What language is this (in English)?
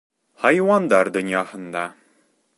Bashkir